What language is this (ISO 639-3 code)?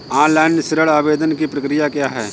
hin